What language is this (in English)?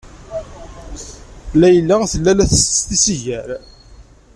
Kabyle